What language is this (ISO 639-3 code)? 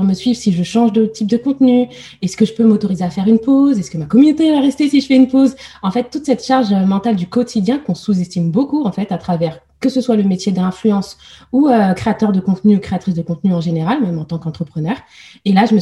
fra